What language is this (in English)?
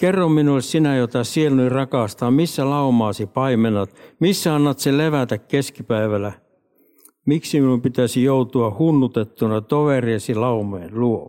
Finnish